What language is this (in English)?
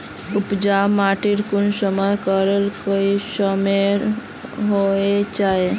Magahi